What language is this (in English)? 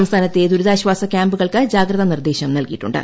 Malayalam